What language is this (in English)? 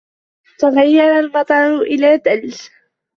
Arabic